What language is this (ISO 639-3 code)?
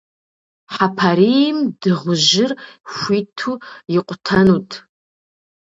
kbd